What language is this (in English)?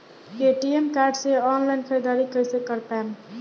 Bhojpuri